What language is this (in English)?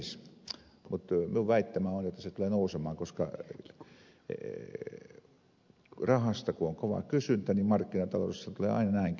Finnish